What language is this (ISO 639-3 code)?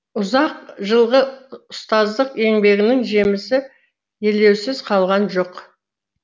kaz